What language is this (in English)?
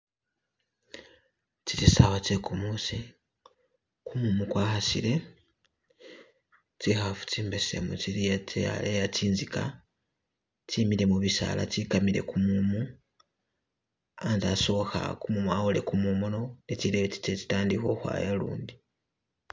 Masaaba